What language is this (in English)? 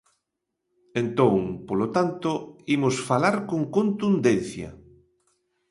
Galician